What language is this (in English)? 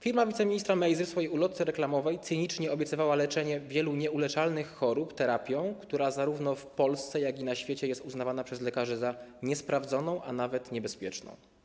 Polish